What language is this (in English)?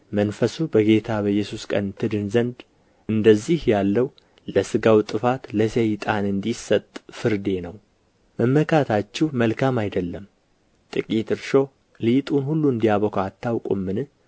Amharic